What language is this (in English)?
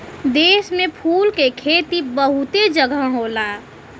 Bhojpuri